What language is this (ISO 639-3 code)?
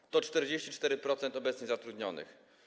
pol